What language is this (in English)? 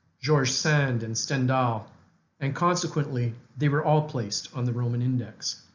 English